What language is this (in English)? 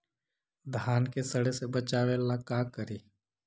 Magahi